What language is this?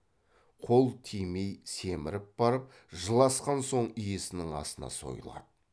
Kazakh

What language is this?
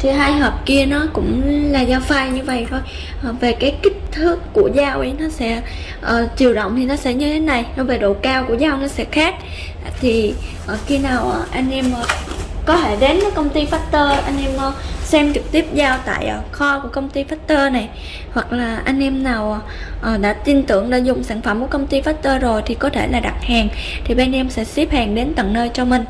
Vietnamese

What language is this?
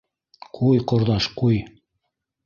Bashkir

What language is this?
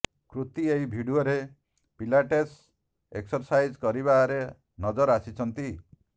Odia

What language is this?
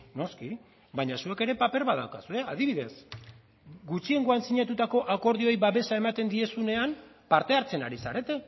Basque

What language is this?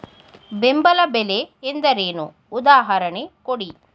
Kannada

